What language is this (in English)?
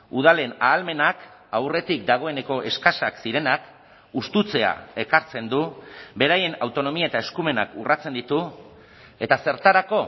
Basque